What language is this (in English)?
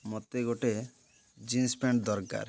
Odia